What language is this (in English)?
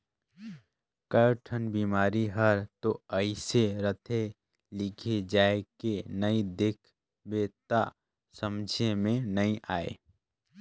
Chhattisgarhi